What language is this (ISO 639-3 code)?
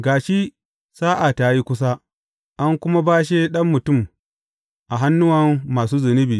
hau